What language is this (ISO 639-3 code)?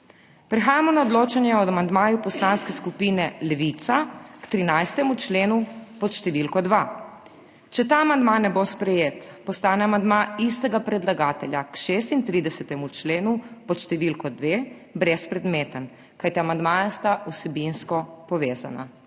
slv